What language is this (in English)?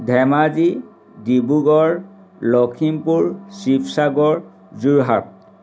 Assamese